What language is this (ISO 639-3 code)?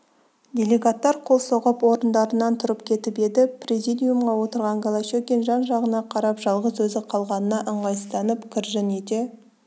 kaz